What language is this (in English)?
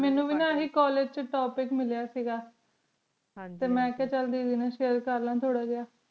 Punjabi